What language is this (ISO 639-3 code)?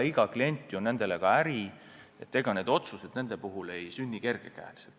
est